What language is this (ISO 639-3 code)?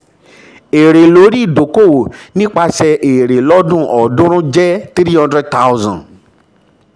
yor